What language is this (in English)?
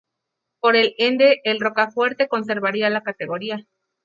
Spanish